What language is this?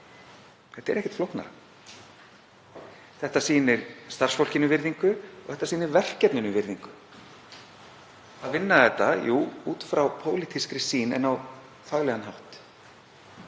Icelandic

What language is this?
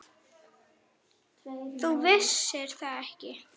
Icelandic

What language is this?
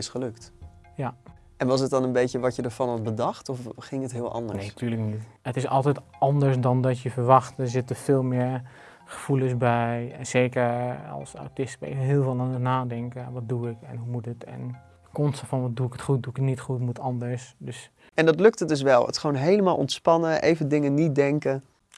Dutch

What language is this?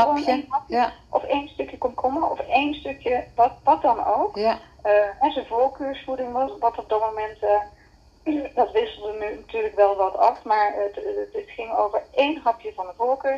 Dutch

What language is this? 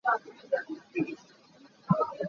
Hakha Chin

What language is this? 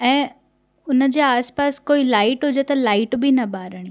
Sindhi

